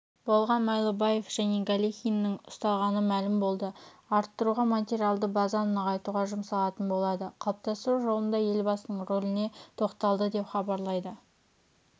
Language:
Kazakh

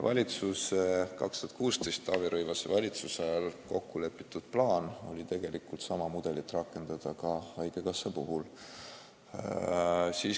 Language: Estonian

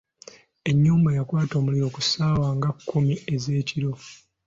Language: Ganda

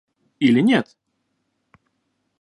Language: Russian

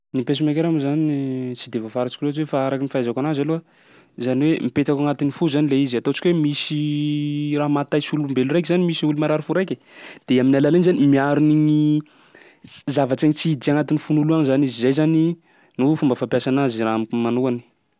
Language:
Sakalava Malagasy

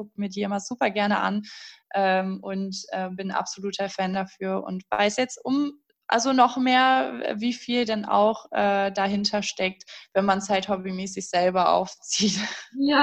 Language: German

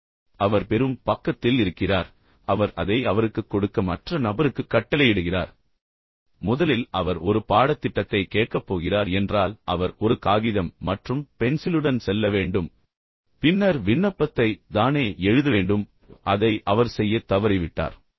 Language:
Tamil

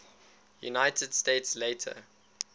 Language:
English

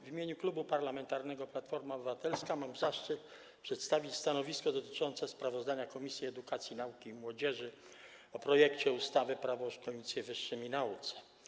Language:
Polish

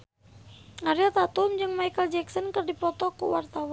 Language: Sundanese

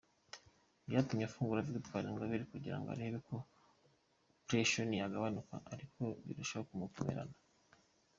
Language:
Kinyarwanda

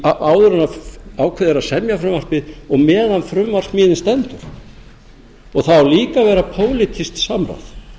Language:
Icelandic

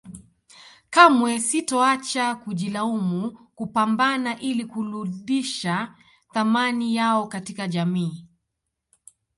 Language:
Swahili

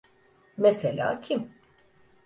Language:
Turkish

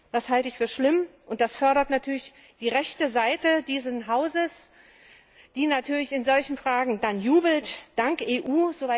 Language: German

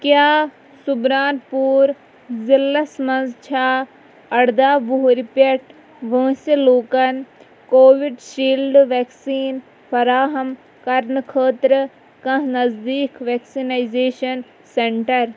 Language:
Kashmiri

